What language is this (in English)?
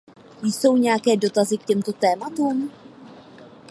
Czech